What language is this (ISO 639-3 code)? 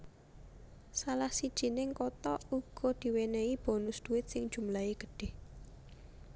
jav